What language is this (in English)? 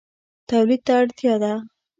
Pashto